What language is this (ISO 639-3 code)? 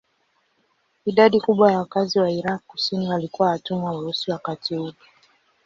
swa